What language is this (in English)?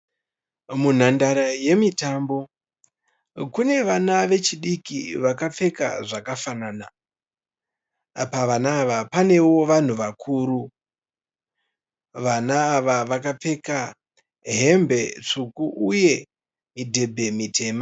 Shona